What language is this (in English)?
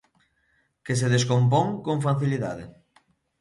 Galician